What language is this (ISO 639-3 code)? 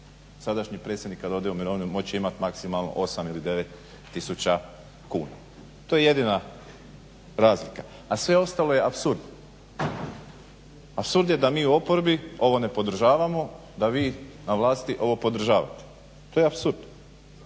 hrv